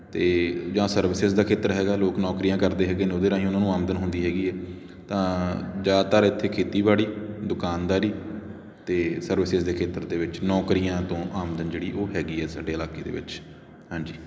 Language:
Punjabi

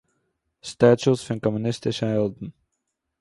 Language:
Yiddish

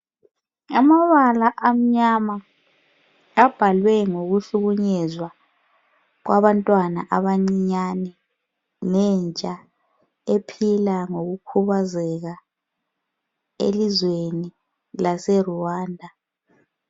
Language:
North Ndebele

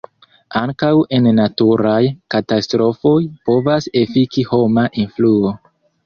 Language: Esperanto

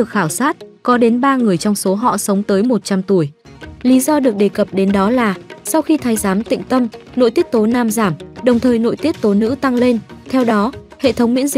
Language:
Vietnamese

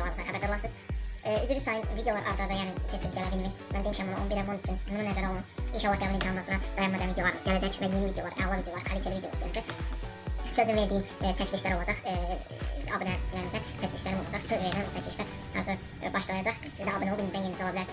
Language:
Turkish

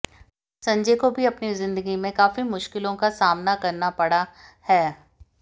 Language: Hindi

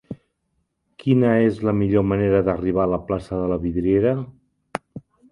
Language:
Catalan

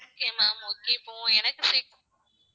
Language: Tamil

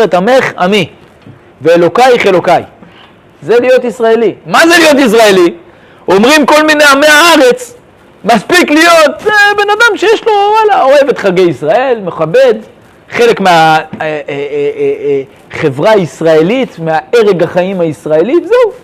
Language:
Hebrew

